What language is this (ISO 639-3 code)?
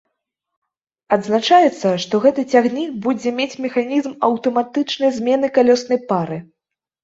bel